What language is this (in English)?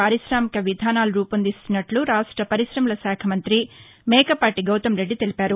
Telugu